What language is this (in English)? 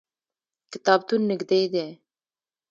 Pashto